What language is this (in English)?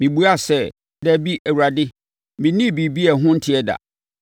Akan